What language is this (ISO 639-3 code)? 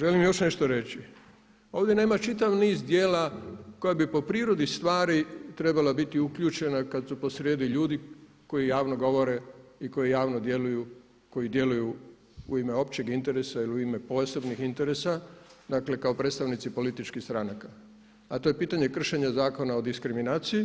hrv